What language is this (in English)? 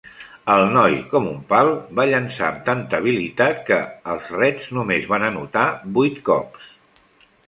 Catalan